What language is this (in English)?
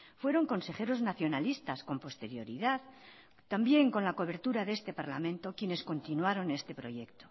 Spanish